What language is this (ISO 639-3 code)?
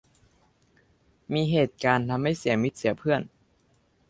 tha